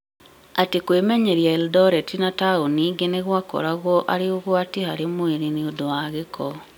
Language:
Kikuyu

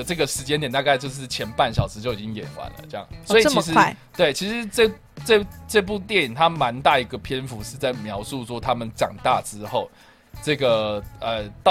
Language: Chinese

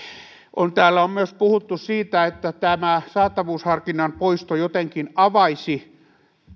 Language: Finnish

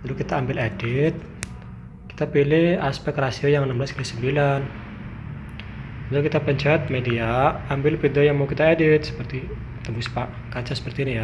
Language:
Indonesian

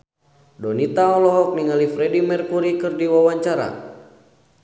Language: Sundanese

